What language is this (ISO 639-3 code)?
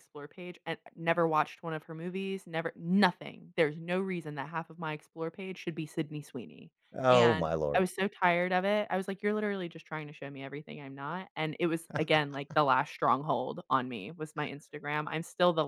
eng